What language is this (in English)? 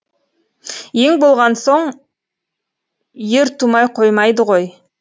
Kazakh